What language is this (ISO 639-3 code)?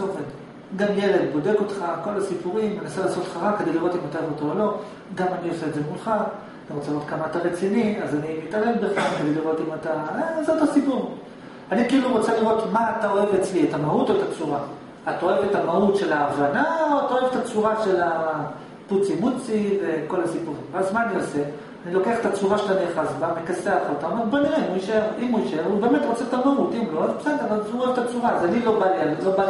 heb